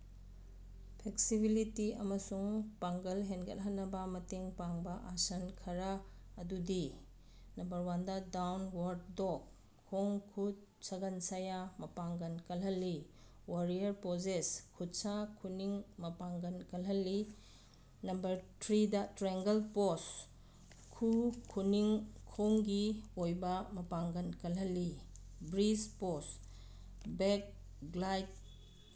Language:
Manipuri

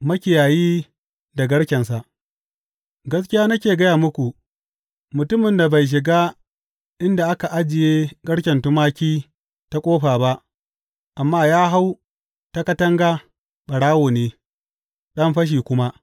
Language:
Hausa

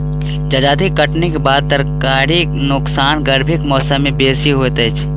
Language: Maithili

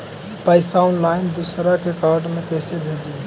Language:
Magahi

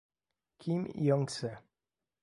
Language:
Italian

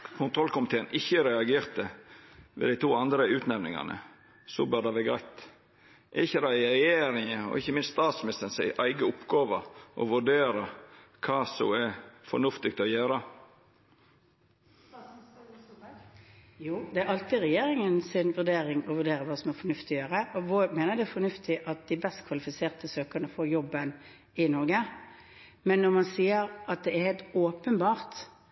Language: Norwegian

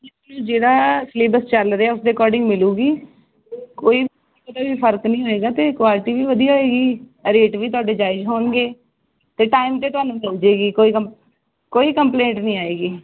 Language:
Punjabi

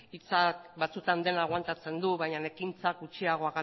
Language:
Basque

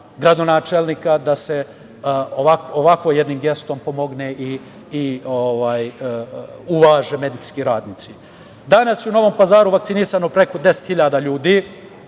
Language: Serbian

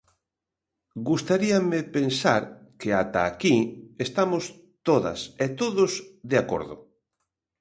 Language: Galician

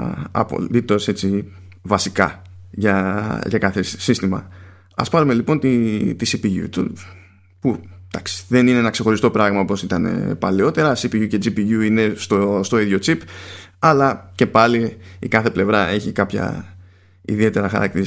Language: Greek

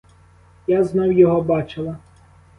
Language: Ukrainian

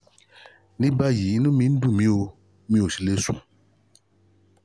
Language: Yoruba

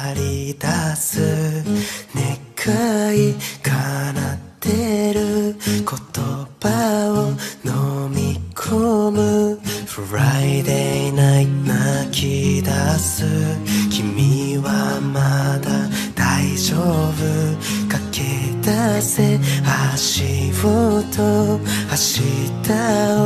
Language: Japanese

